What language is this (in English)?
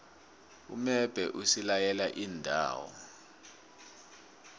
South Ndebele